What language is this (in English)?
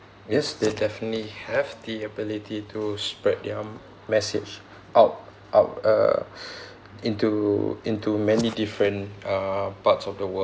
English